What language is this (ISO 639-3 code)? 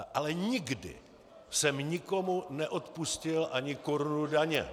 ces